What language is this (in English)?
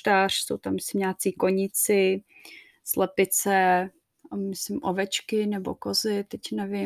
Czech